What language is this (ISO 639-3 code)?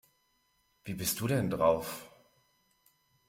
deu